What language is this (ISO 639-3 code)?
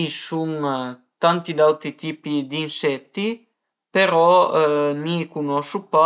pms